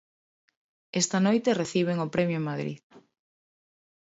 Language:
Galician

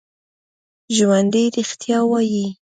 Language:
Pashto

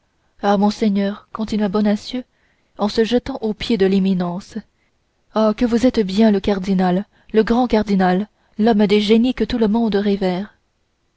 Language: French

